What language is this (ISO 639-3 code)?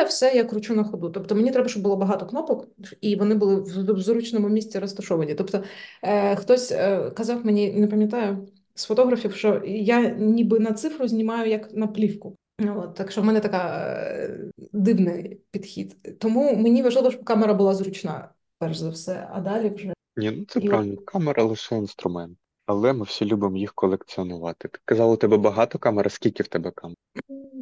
ukr